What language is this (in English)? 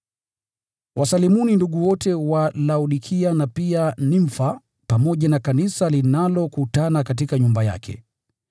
Swahili